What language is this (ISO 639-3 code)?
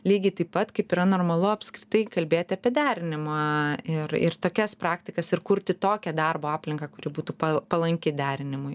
lit